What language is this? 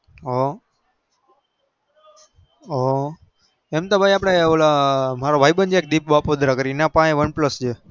Gujarati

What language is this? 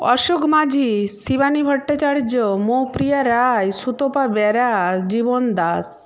Bangla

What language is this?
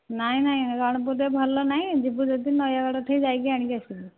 Odia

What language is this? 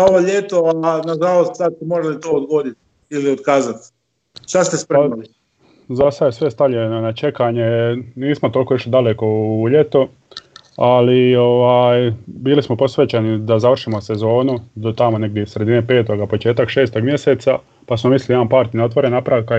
Croatian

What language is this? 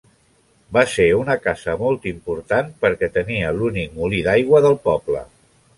Catalan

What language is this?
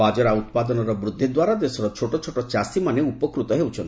Odia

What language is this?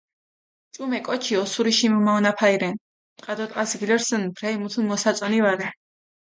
Mingrelian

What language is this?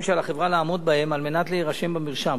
Hebrew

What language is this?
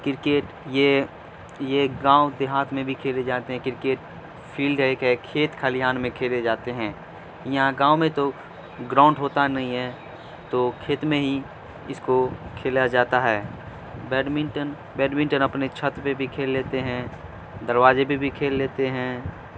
Urdu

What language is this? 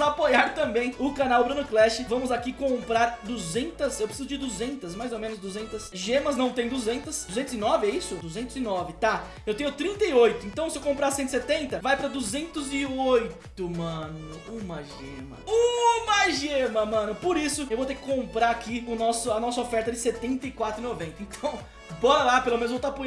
Portuguese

